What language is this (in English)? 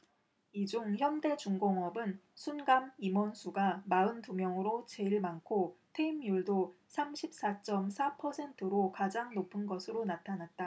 Korean